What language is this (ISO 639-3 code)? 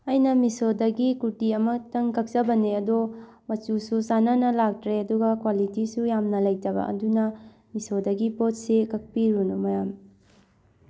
mni